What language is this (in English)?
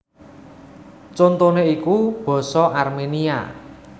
Javanese